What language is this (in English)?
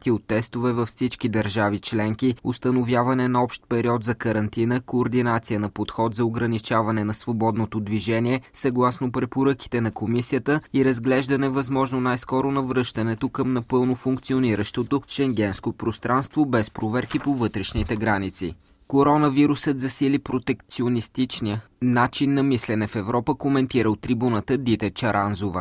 Bulgarian